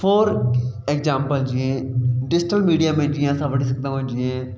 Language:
Sindhi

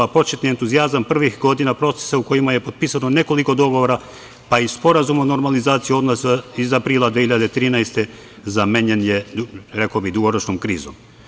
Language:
Serbian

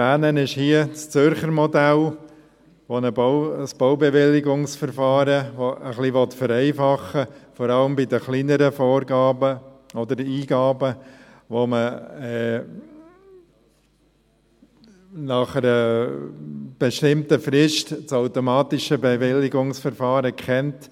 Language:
Swiss German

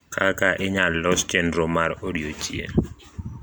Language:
Luo (Kenya and Tanzania)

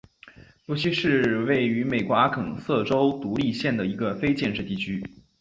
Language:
Chinese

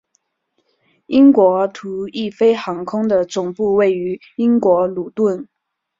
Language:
Chinese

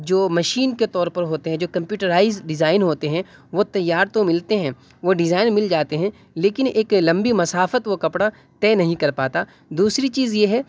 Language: Urdu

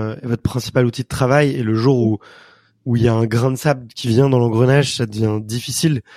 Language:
French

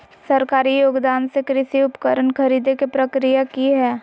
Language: Magahi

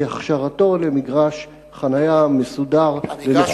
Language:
Hebrew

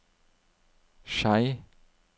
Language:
Norwegian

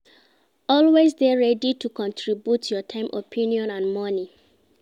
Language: Nigerian Pidgin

